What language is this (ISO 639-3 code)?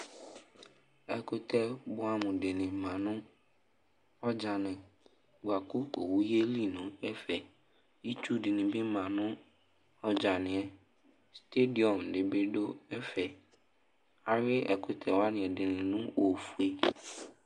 kpo